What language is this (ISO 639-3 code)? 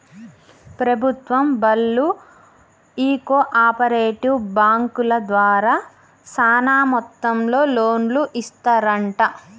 tel